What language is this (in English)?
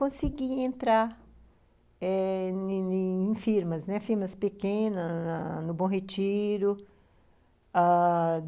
Portuguese